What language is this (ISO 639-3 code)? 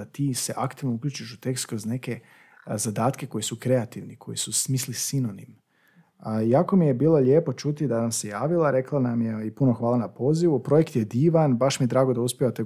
hrv